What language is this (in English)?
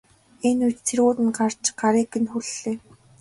Mongolian